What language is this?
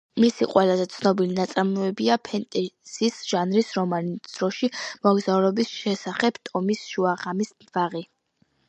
Georgian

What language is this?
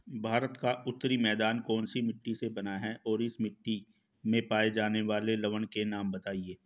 Hindi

